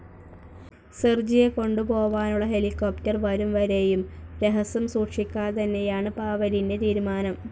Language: Malayalam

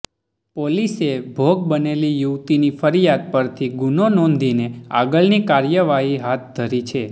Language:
Gujarati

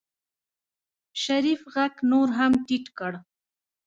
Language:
Pashto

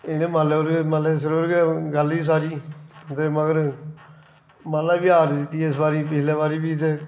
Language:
Dogri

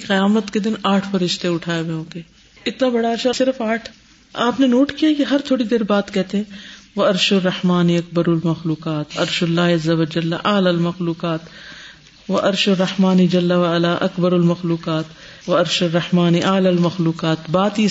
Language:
Urdu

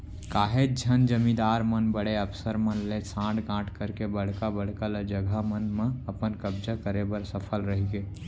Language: Chhattisgarhi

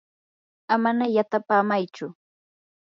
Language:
Yanahuanca Pasco Quechua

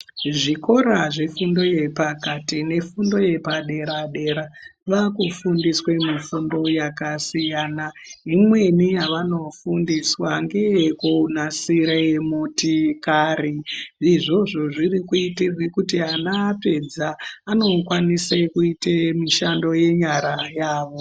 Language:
Ndau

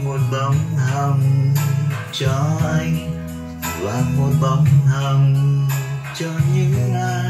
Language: Vietnamese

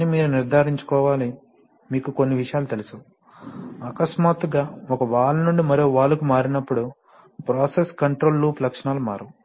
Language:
Telugu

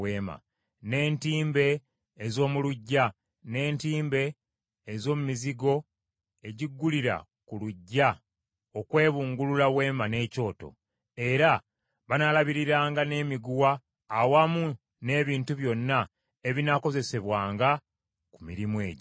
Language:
Ganda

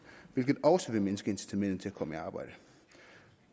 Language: Danish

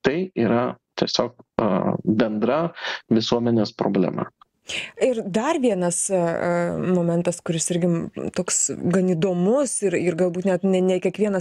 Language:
Lithuanian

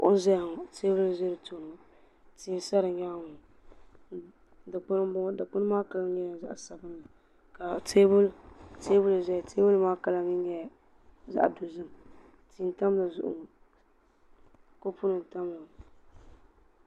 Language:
Dagbani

